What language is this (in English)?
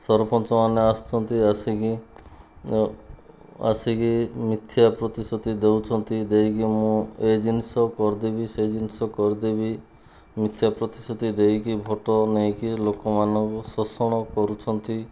Odia